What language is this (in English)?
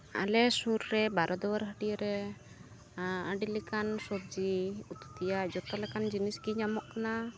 Santali